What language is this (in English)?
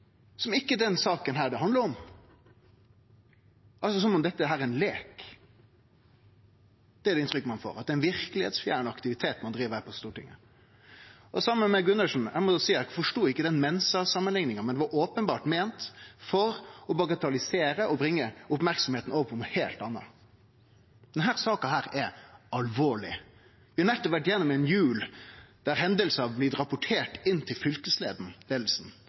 Norwegian Nynorsk